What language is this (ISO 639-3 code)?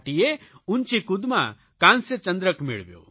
guj